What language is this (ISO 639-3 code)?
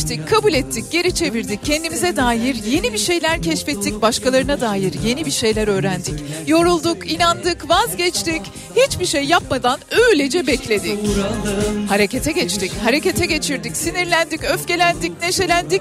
tur